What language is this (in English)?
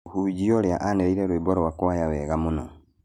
Kikuyu